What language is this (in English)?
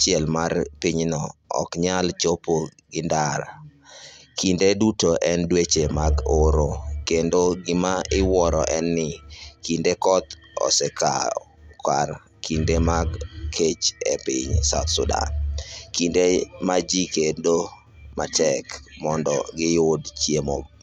Luo (Kenya and Tanzania)